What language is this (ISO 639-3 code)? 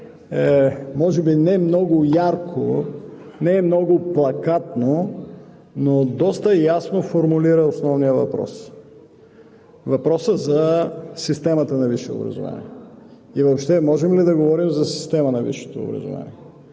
bul